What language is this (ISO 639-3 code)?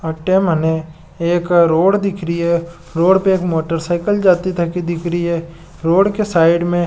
mwr